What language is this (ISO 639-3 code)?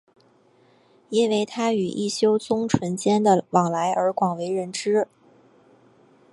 zho